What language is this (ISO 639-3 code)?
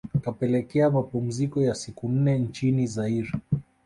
swa